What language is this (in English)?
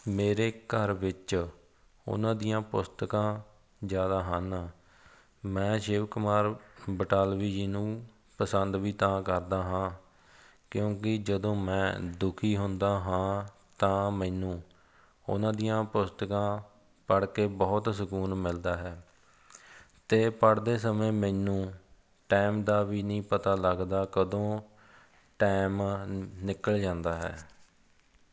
Punjabi